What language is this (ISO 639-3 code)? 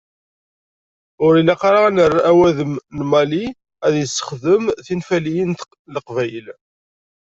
kab